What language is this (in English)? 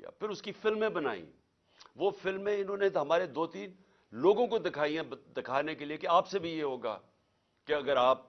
Urdu